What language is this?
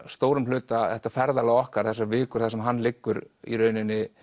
Icelandic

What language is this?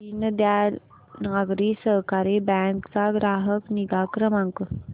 Marathi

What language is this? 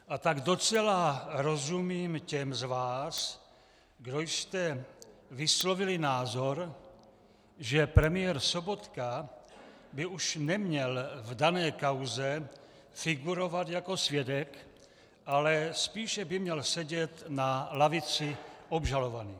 Czech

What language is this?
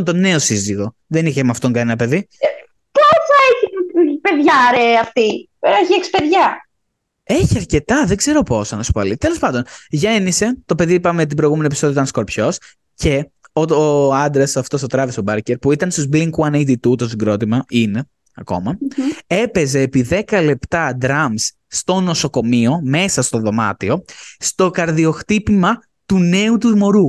Greek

